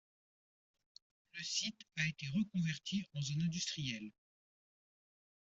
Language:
French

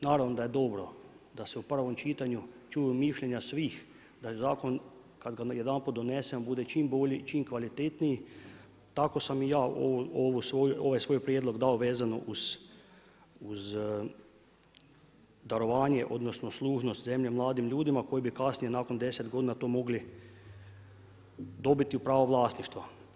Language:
Croatian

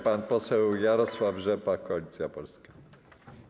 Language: Polish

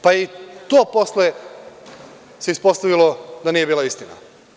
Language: Serbian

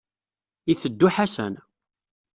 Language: Kabyle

